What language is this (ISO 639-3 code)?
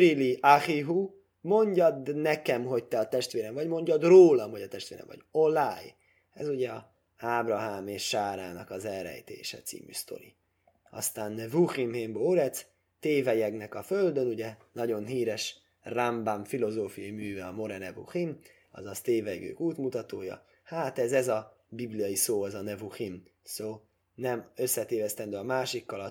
hun